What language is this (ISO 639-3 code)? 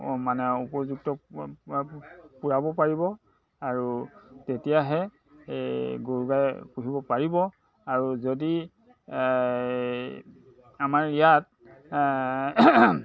asm